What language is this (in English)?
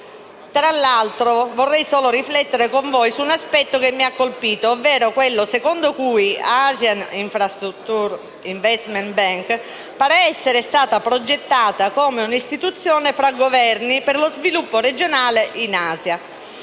Italian